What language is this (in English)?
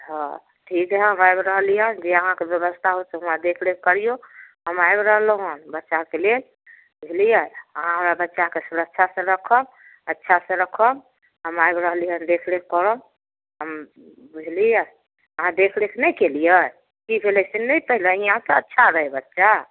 Maithili